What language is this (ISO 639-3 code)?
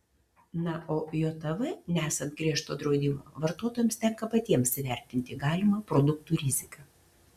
lit